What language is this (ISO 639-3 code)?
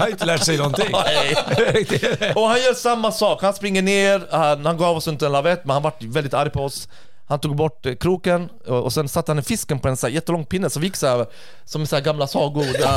swe